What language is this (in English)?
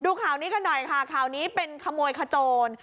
Thai